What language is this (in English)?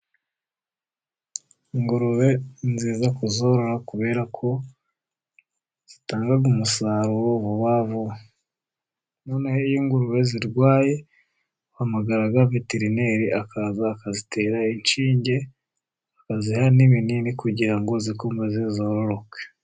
Kinyarwanda